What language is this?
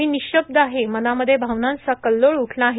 Marathi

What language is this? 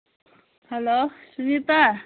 Manipuri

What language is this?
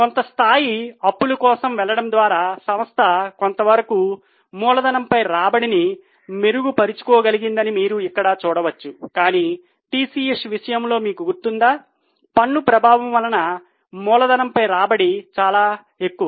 Telugu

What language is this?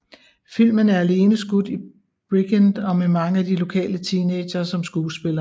Danish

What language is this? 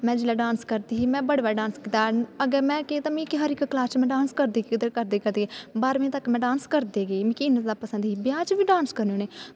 Dogri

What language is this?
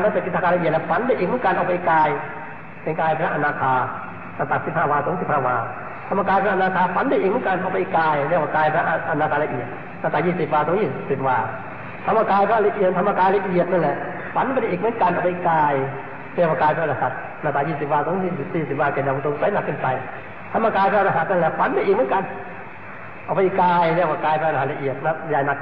Thai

